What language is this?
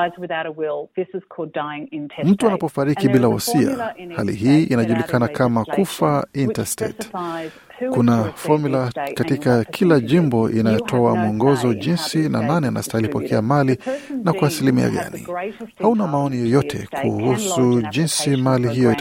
Swahili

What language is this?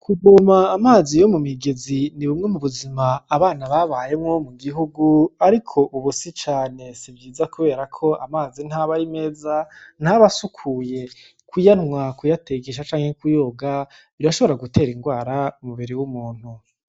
Rundi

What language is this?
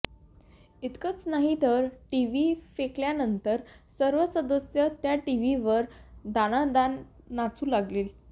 Marathi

